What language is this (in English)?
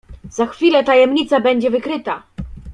Polish